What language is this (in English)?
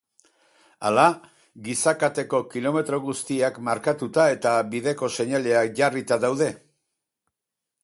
Basque